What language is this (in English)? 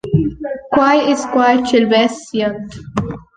Romansh